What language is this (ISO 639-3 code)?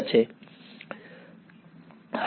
guj